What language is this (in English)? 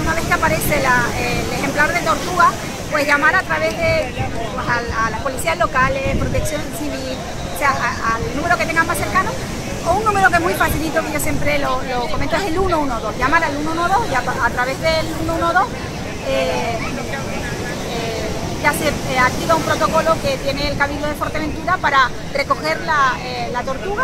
Spanish